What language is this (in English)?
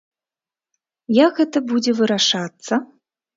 Belarusian